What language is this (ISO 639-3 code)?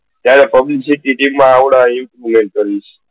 guj